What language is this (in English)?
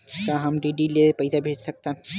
Chhattisgarhi